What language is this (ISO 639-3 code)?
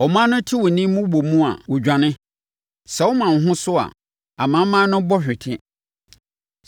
aka